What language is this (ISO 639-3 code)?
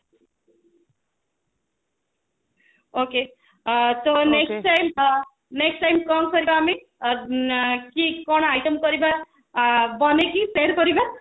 ori